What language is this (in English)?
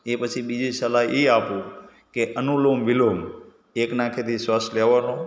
Gujarati